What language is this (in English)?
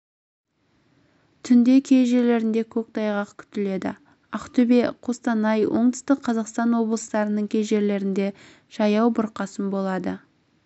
Kazakh